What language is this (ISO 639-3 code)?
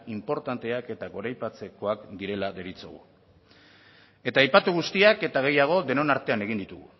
eus